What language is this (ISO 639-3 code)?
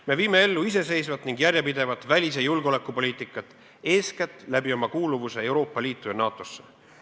est